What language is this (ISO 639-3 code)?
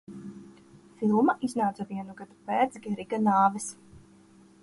lav